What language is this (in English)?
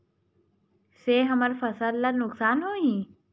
Chhattisgarhi